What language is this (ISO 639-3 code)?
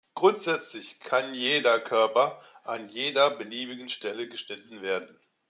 deu